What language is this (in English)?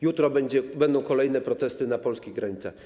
Polish